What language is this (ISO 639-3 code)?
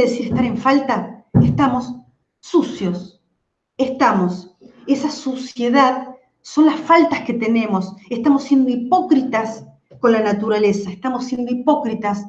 spa